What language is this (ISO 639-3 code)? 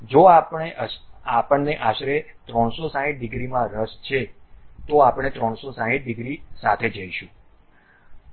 guj